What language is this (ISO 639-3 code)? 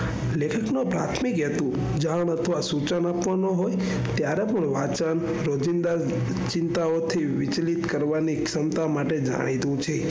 guj